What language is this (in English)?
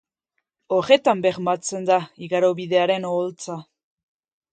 Basque